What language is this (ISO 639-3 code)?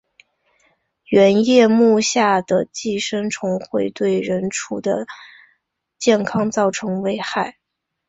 zho